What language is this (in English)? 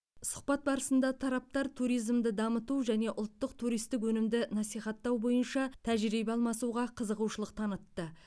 Kazakh